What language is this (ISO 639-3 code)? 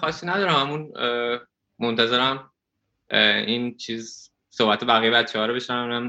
fas